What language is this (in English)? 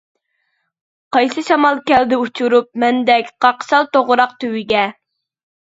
Uyghur